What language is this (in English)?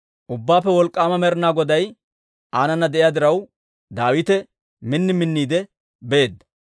Dawro